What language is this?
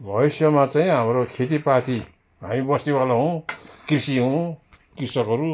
Nepali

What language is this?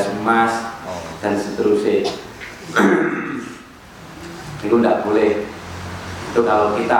Indonesian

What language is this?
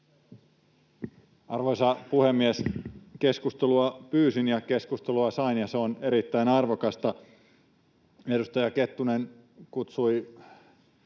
Finnish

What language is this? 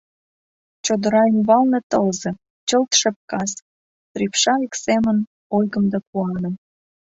Mari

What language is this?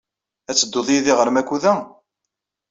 Kabyle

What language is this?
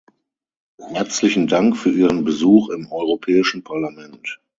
German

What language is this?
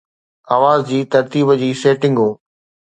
Sindhi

